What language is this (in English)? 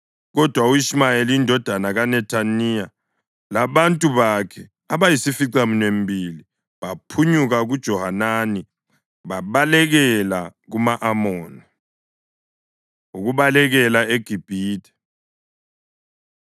North Ndebele